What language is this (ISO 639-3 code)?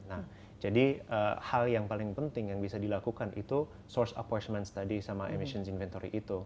ind